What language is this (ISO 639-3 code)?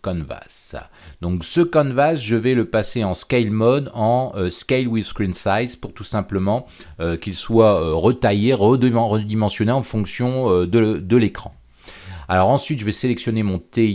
fra